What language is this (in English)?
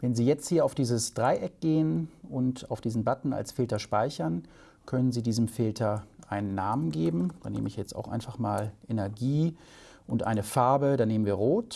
German